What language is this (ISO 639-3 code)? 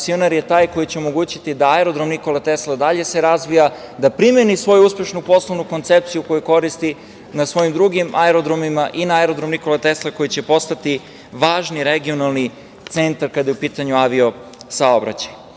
srp